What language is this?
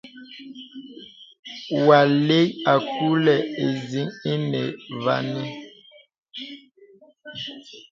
Bebele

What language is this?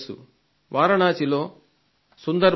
Telugu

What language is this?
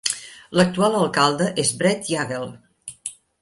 Catalan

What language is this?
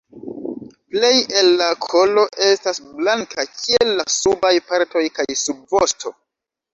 Esperanto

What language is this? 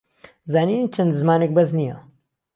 Central Kurdish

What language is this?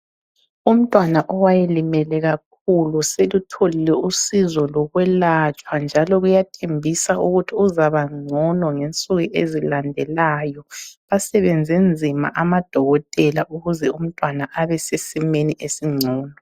North Ndebele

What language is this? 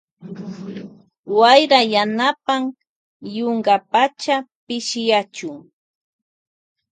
Loja Highland Quichua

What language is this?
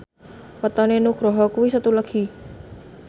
Javanese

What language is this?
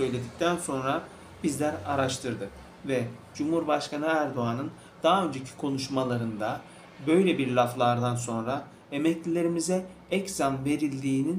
Turkish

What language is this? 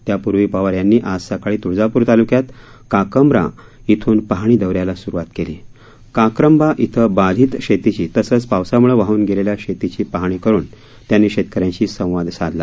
Marathi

